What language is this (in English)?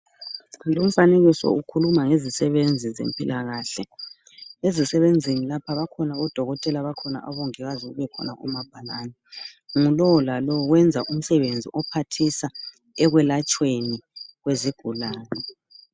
North Ndebele